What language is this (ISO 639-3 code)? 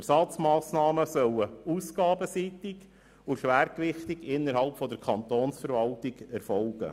gsw